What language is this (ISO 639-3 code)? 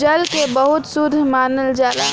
bho